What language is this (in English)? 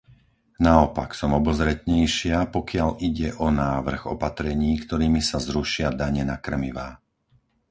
Slovak